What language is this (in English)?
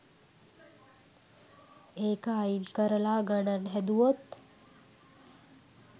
Sinhala